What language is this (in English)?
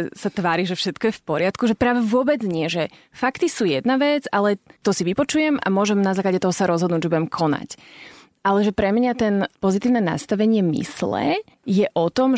Slovak